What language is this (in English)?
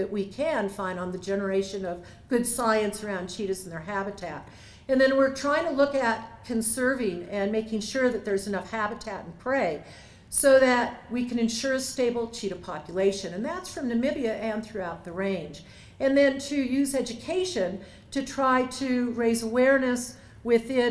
English